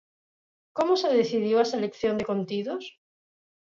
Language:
Galician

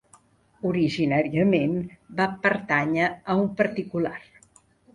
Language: Catalan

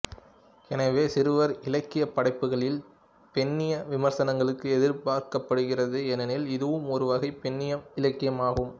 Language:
Tamil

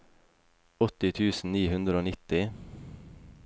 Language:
Norwegian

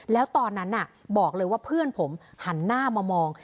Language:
Thai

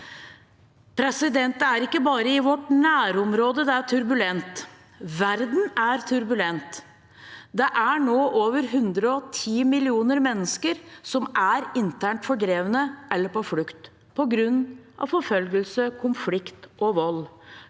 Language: Norwegian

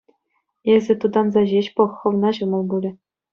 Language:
Chuvash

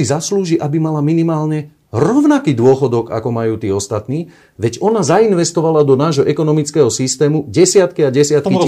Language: Slovak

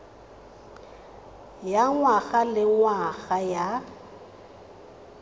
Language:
Tswana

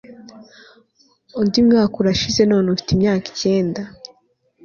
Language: Kinyarwanda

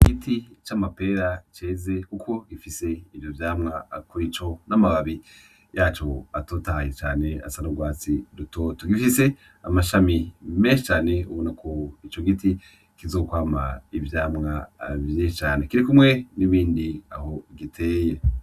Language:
Rundi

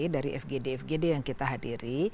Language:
Indonesian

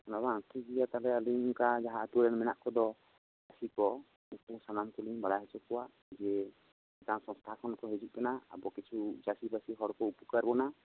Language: Santali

